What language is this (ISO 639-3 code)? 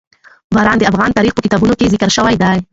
pus